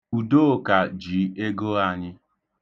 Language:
Igbo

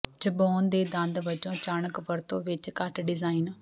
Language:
Punjabi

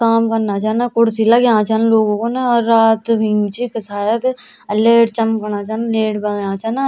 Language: Garhwali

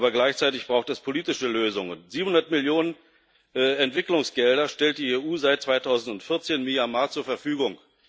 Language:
German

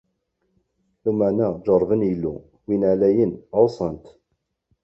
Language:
Kabyle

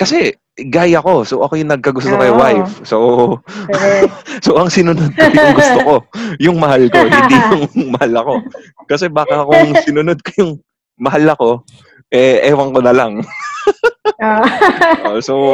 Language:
Filipino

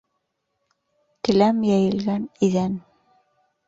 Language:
Bashkir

